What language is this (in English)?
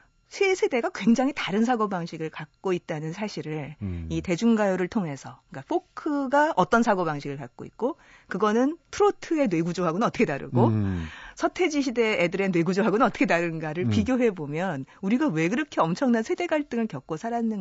Korean